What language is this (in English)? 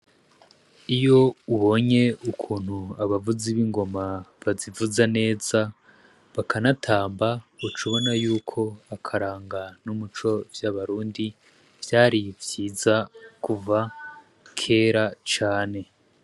Rundi